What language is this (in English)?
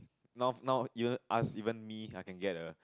English